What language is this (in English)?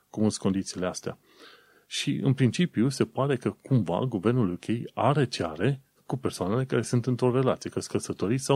Romanian